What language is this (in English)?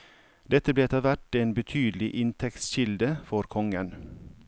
Norwegian